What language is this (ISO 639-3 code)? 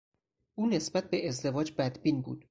fas